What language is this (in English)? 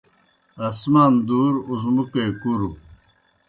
Kohistani Shina